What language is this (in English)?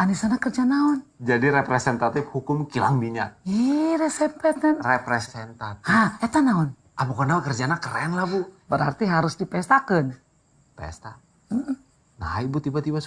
Indonesian